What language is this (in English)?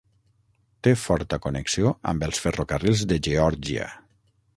Catalan